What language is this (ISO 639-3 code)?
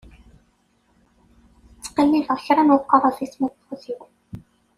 kab